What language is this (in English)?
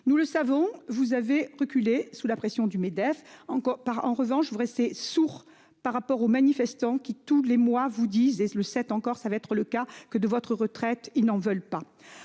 French